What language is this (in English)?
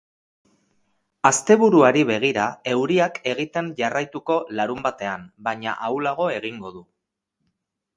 Basque